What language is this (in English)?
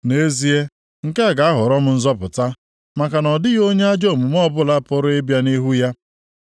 Igbo